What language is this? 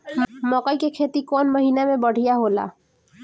Bhojpuri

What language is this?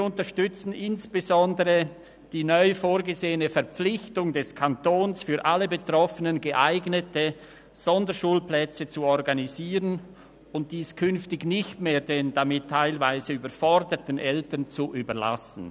Swiss German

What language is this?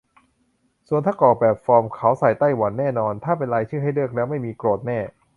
Thai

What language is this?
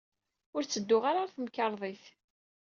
Kabyle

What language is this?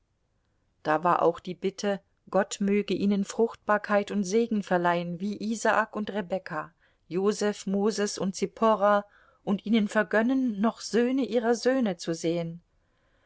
German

